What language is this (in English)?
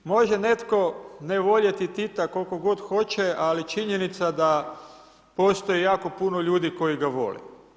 Croatian